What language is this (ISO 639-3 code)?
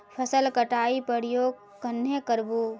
mag